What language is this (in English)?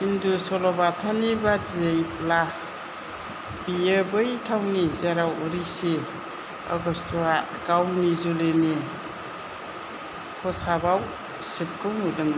Bodo